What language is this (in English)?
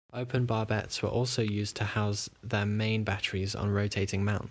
English